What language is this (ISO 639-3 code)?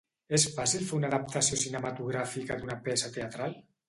cat